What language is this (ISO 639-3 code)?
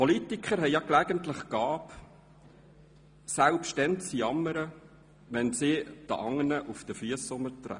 gsw